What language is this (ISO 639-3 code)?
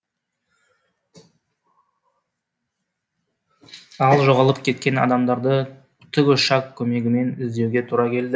kaz